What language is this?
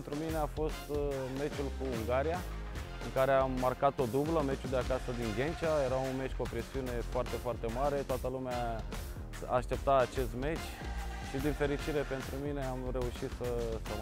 Romanian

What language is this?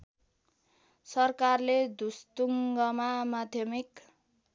Nepali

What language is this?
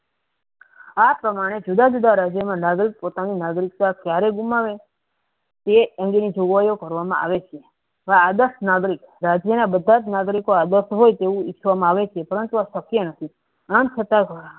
Gujarati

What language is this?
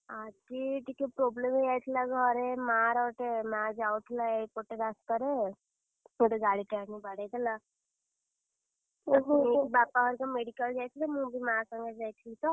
Odia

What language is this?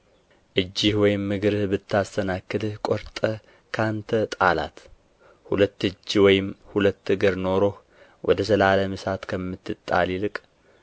Amharic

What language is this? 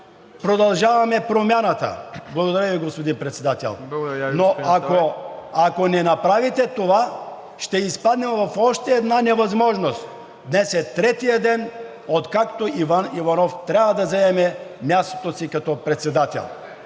Bulgarian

